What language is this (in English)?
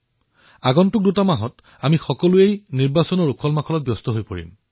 Assamese